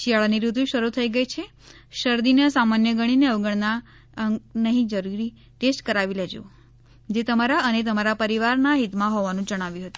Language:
Gujarati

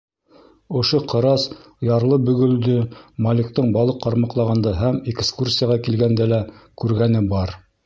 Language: Bashkir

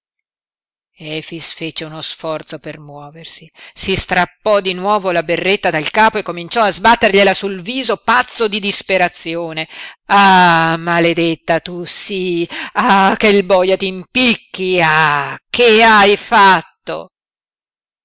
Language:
Italian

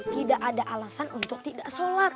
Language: Indonesian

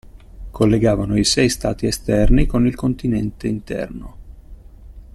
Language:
Italian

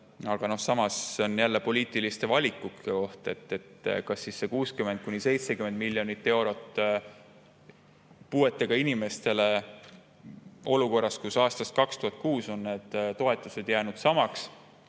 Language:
Estonian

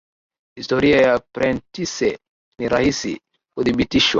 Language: Swahili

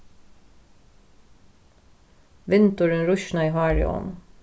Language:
Faroese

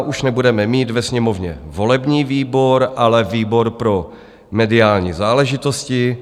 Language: Czech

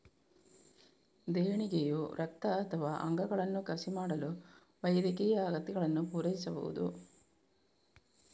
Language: Kannada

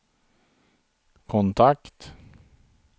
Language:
Swedish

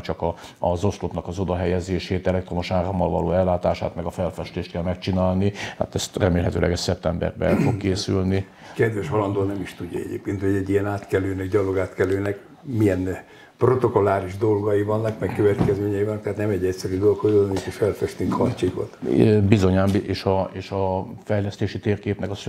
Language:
Hungarian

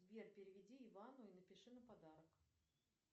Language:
Russian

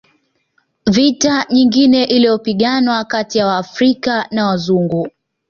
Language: Swahili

